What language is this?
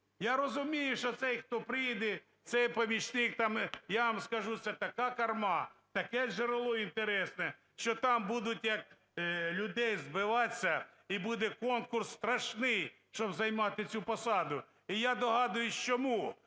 Ukrainian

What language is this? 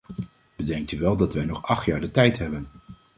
Dutch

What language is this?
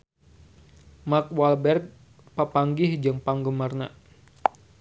Sundanese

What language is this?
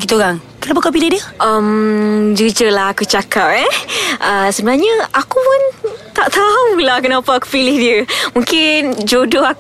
Malay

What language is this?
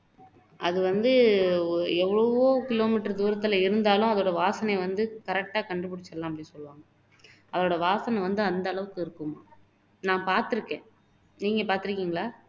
Tamil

